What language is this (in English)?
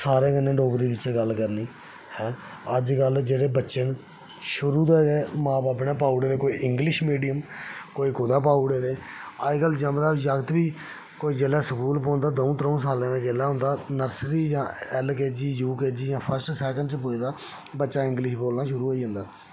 Dogri